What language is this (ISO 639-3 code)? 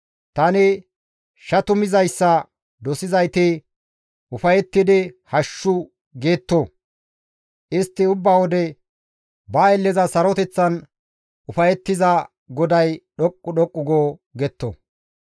gmv